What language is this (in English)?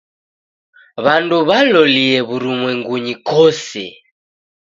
Taita